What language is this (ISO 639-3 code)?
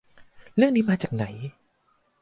tha